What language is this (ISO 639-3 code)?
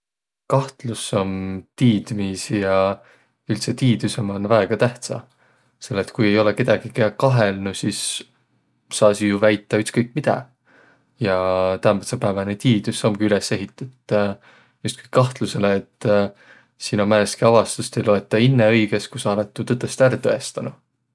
vro